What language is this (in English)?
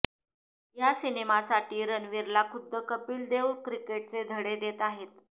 Marathi